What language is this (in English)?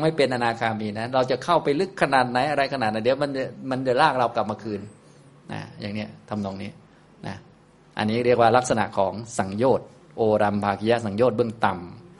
Thai